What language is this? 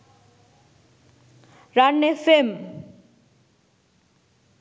Sinhala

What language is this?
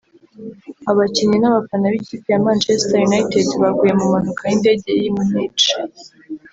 Kinyarwanda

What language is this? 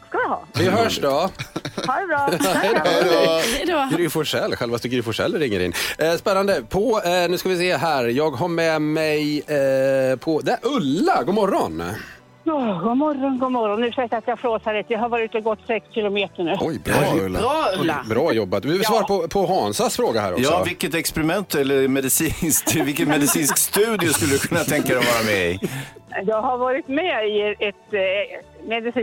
Swedish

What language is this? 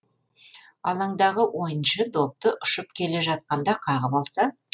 Kazakh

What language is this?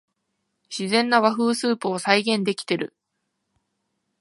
Japanese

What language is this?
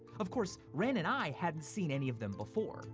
English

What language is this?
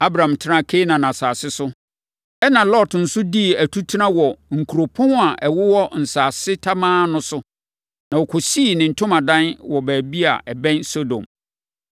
Akan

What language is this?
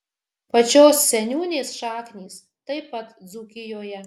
Lithuanian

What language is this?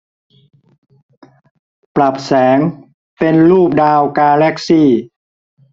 Thai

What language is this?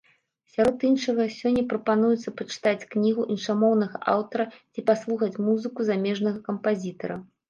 Belarusian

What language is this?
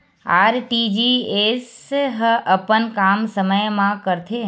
Chhattisgarhi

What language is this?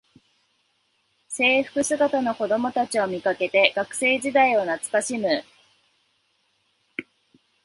Japanese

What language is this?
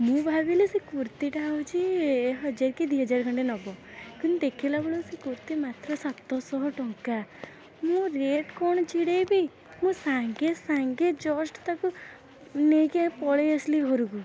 Odia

